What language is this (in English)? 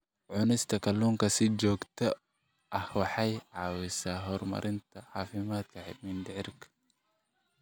Somali